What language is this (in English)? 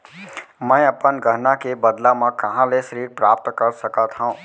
Chhattisgarhi